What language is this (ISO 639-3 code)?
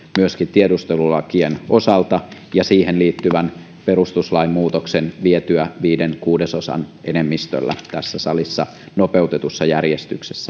fin